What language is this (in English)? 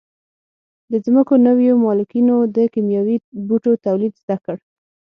Pashto